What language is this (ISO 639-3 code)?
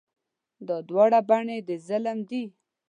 pus